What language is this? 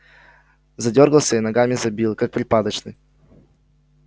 Russian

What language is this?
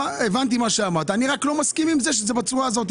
Hebrew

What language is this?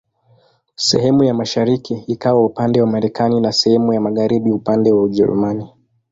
Swahili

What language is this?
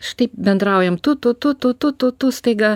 Lithuanian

